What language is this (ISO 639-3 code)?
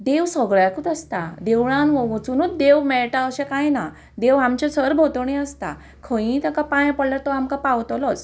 kok